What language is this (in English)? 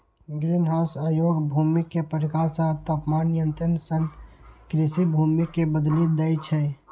Maithili